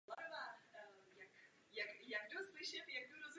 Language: Czech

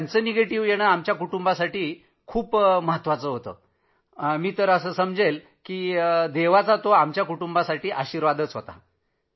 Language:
Marathi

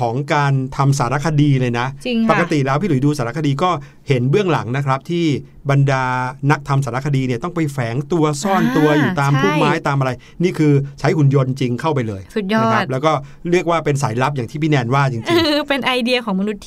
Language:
Thai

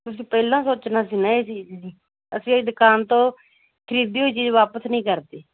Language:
Punjabi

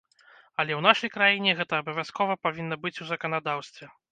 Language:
Belarusian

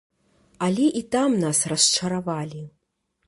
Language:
Belarusian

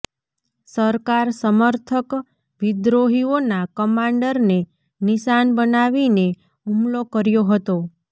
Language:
Gujarati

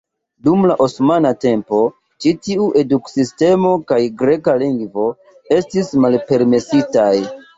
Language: Esperanto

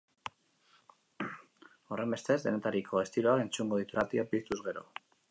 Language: Basque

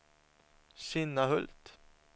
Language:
Swedish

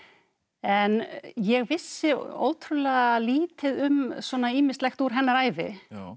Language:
Icelandic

